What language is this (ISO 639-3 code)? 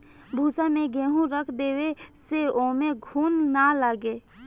bho